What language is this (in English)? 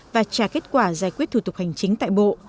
Vietnamese